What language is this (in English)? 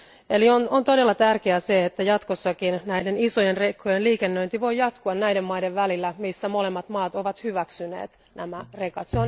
Finnish